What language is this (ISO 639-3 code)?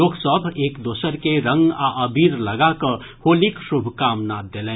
mai